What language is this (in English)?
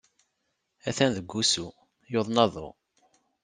Kabyle